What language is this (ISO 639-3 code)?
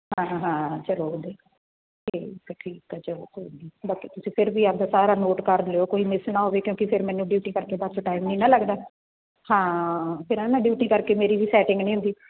pan